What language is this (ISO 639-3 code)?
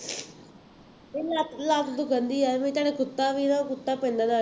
pan